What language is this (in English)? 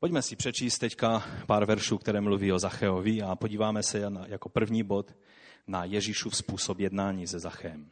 Czech